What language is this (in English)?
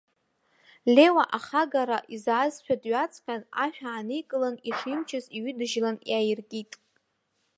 Abkhazian